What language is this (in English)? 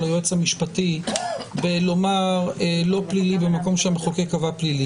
Hebrew